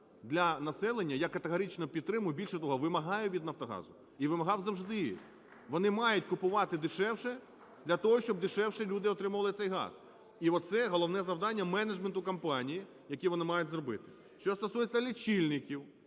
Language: Ukrainian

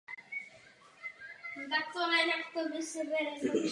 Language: Czech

